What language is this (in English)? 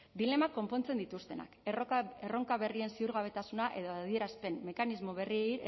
Basque